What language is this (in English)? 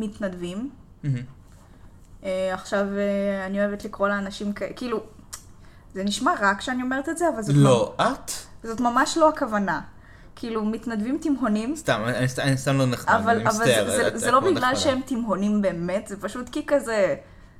Hebrew